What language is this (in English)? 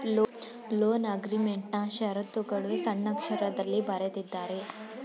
Kannada